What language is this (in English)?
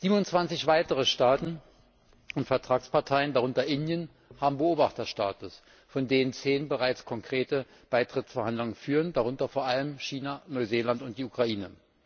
German